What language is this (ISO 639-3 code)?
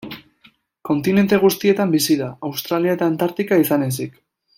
eus